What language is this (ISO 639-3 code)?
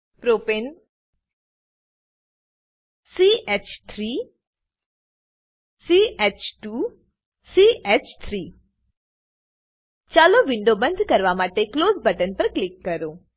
guj